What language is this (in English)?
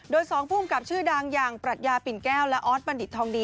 Thai